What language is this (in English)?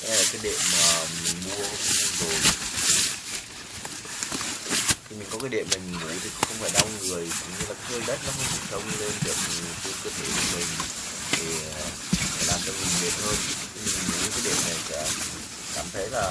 Vietnamese